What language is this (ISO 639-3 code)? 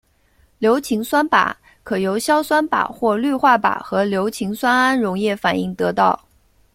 zho